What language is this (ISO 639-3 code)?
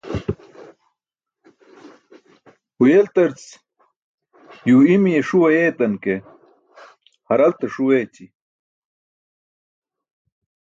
bsk